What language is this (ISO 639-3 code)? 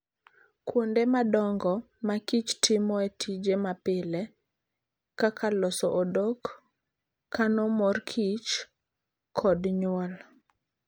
luo